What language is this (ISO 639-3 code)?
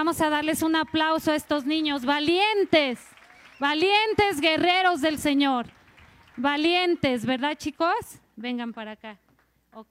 spa